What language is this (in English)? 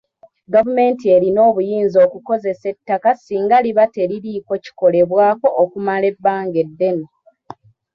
Ganda